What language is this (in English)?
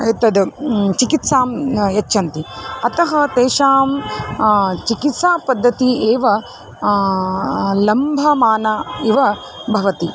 Sanskrit